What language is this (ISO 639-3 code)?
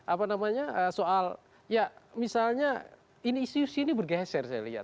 ind